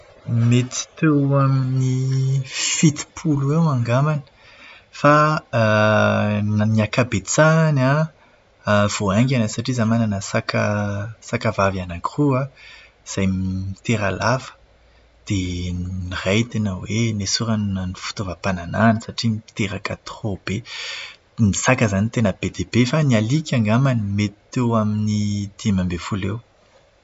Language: Malagasy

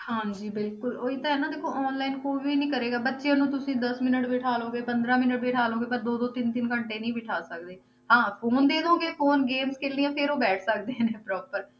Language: Punjabi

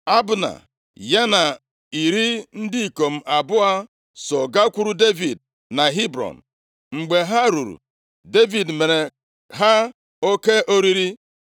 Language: Igbo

